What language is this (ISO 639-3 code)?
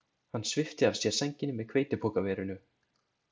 isl